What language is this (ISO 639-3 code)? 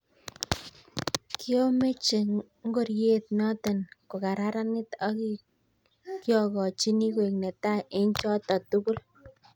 kln